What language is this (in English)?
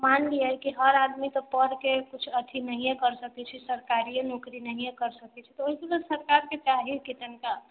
Maithili